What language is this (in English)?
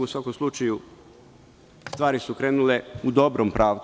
Serbian